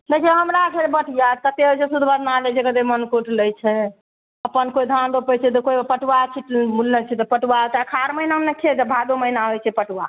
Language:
Maithili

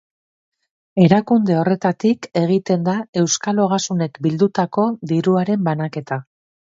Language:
Basque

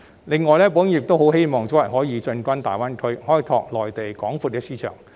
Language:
Cantonese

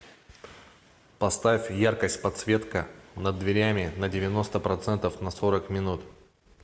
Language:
Russian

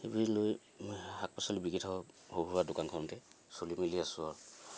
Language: Assamese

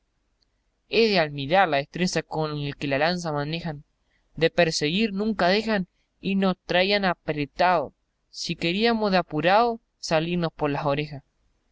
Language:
Spanish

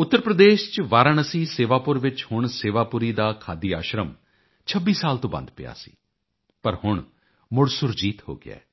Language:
Punjabi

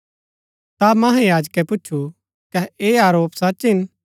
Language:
Gaddi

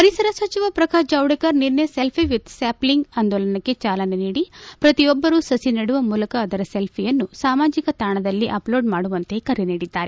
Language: Kannada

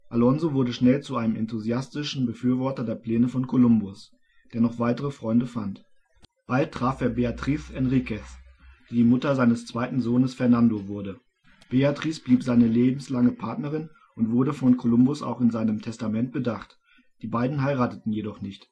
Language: German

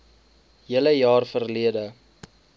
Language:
Afrikaans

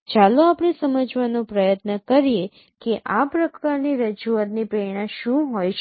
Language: Gujarati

